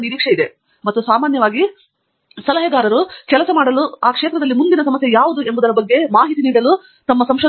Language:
Kannada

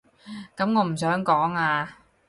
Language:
Cantonese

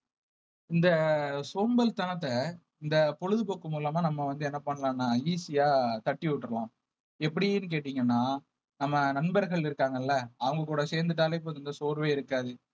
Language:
Tamil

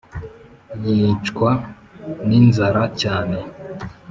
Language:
Kinyarwanda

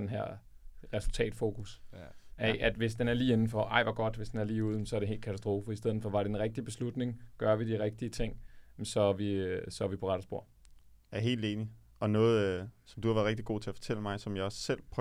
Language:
Danish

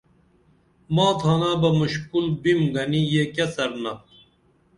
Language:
Dameli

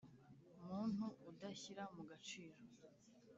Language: Kinyarwanda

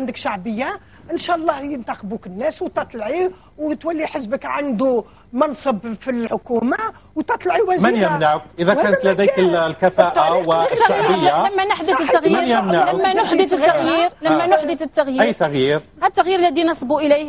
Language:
Arabic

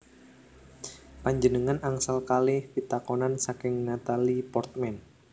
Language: Javanese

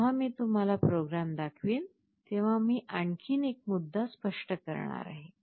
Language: Marathi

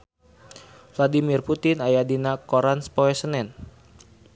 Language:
Sundanese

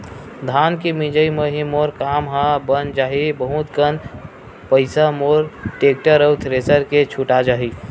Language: Chhattisgarhi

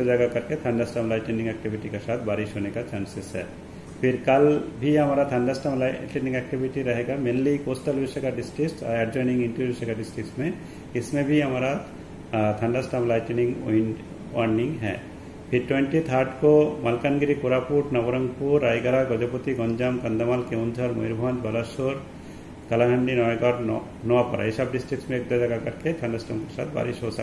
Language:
Hindi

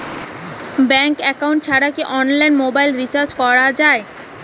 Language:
Bangla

